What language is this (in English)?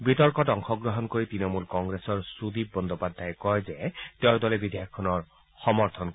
Assamese